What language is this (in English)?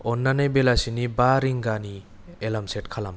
Bodo